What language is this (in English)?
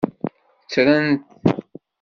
Kabyle